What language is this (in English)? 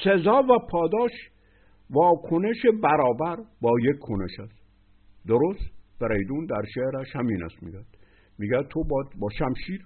Persian